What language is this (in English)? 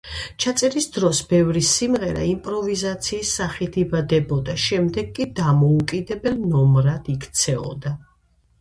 Georgian